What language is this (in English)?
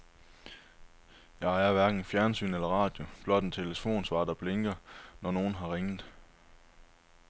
Danish